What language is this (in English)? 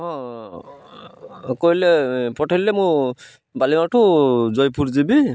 Odia